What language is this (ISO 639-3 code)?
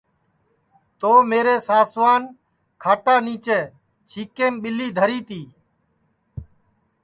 ssi